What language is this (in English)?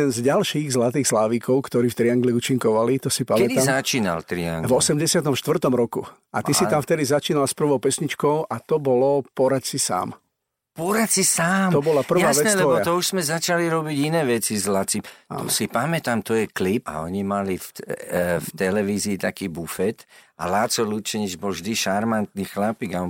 Slovak